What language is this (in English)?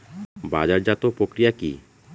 Bangla